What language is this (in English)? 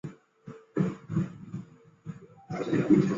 Chinese